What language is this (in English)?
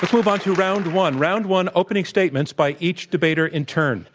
English